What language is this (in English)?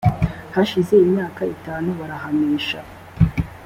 Kinyarwanda